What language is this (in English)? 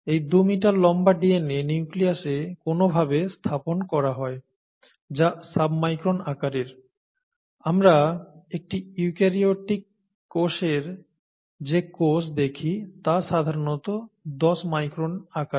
Bangla